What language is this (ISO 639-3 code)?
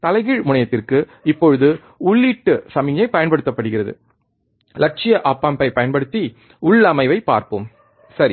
tam